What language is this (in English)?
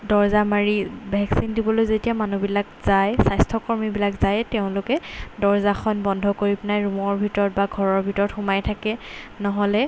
Assamese